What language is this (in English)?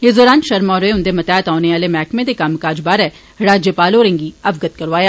Dogri